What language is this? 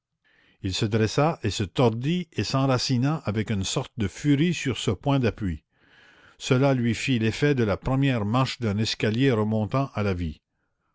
French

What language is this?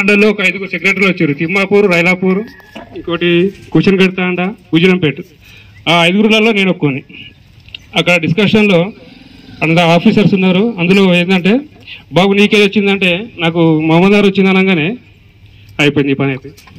Telugu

